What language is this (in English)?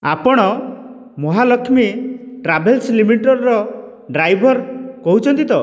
Odia